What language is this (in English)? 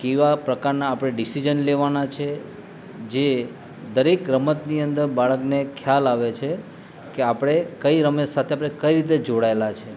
Gujarati